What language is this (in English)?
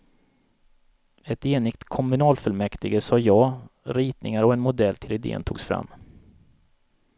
Swedish